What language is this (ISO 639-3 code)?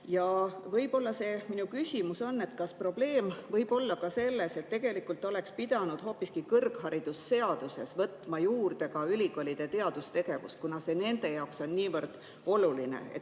est